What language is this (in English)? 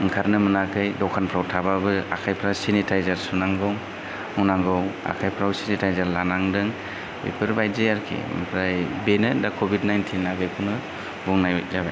Bodo